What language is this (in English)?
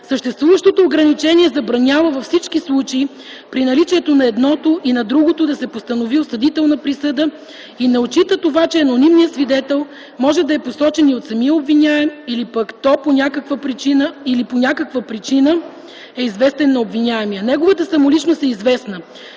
Bulgarian